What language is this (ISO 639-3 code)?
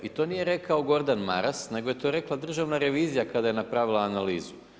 hrv